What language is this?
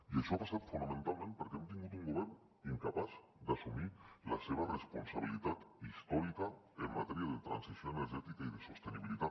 Catalan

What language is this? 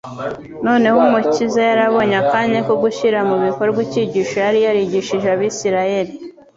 Kinyarwanda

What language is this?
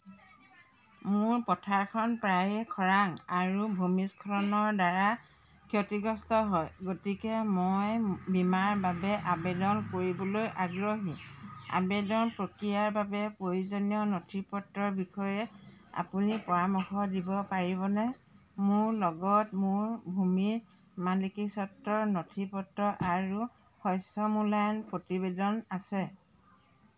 Assamese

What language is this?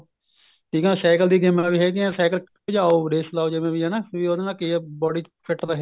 Punjabi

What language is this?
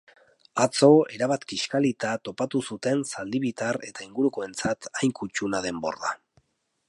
Basque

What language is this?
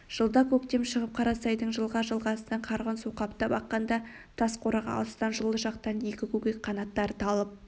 Kazakh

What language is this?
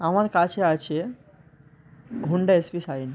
Bangla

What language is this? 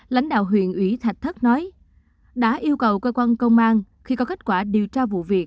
Vietnamese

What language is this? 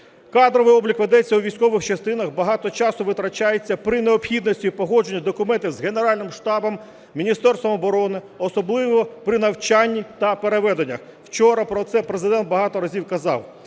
Ukrainian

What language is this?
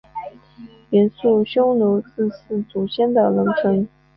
Chinese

